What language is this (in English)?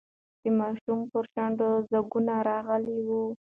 Pashto